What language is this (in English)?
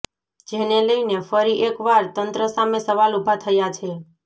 Gujarati